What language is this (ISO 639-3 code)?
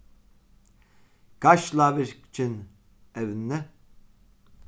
fao